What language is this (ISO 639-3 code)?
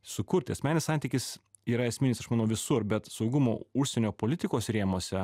lit